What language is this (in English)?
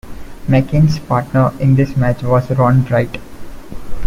English